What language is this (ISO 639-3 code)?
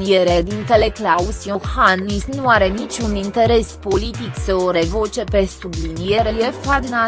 ron